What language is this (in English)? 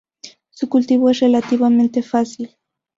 Spanish